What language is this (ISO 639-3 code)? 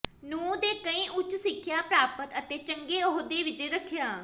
pan